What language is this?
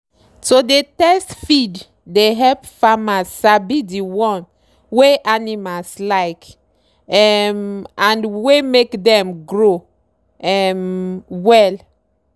Nigerian Pidgin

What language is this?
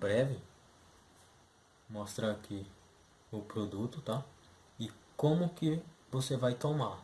Portuguese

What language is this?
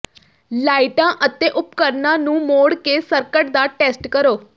Punjabi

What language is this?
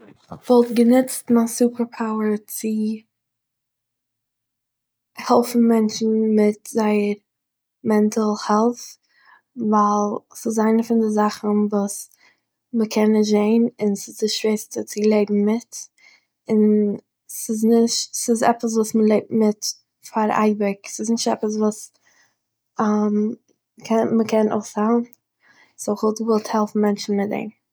Yiddish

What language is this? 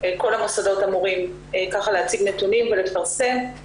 Hebrew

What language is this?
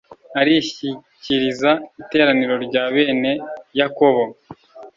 Kinyarwanda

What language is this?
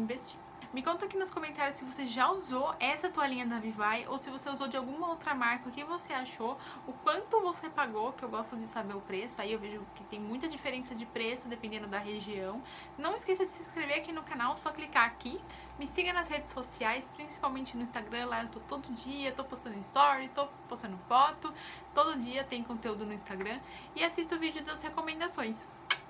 Portuguese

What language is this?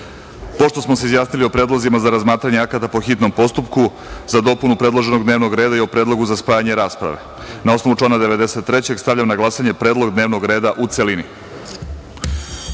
Serbian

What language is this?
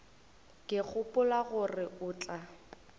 Northern Sotho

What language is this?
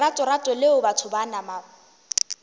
Northern Sotho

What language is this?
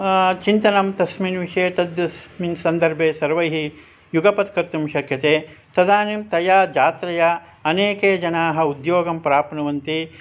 Sanskrit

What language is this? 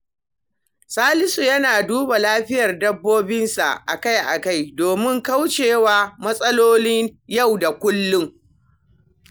Hausa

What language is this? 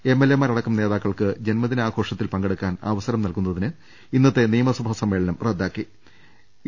Malayalam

